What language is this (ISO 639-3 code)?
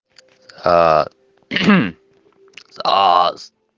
rus